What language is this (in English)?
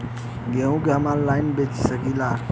Bhojpuri